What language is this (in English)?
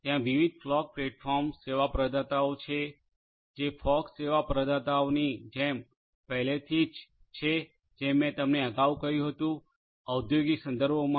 Gujarati